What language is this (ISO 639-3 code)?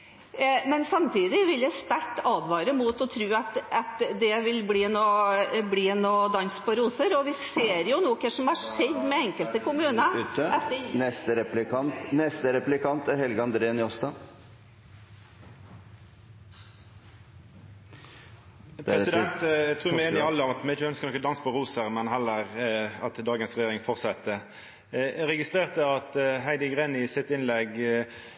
nor